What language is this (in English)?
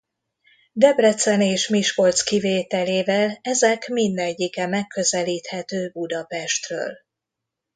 Hungarian